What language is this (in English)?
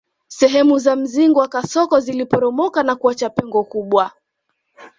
Swahili